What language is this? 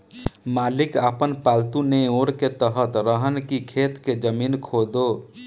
Bhojpuri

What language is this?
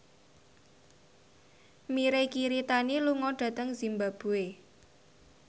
Javanese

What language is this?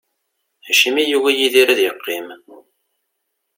Kabyle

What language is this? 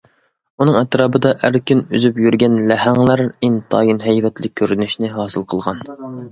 Uyghur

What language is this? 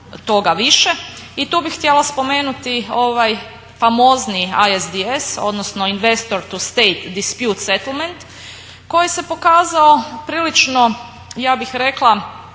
Croatian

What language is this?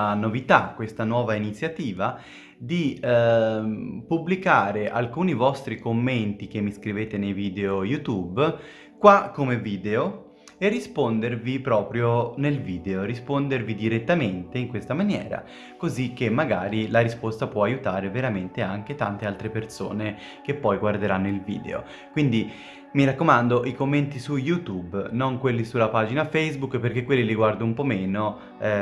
Italian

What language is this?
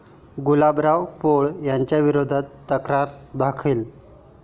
Marathi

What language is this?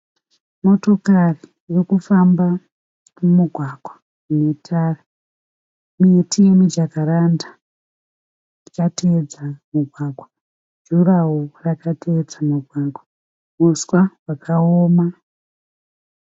Shona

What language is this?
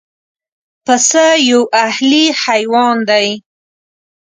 Pashto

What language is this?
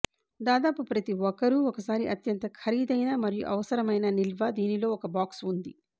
Telugu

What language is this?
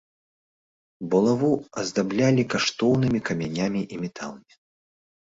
Belarusian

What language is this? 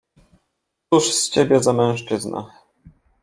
Polish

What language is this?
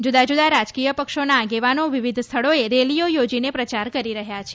Gujarati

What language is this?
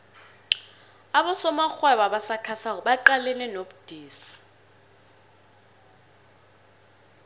South Ndebele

